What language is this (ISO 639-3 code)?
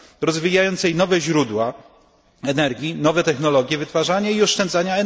pol